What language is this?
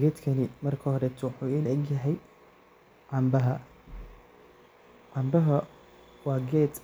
Somali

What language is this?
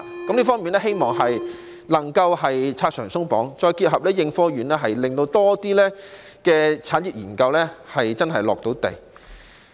Cantonese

